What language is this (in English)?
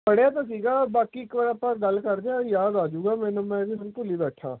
Punjabi